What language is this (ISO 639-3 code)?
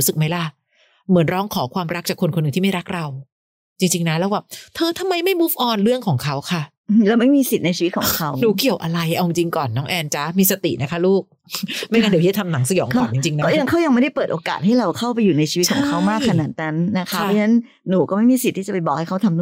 tha